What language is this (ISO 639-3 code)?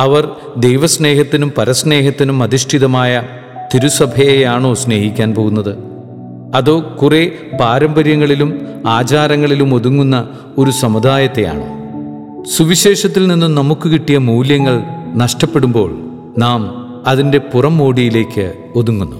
mal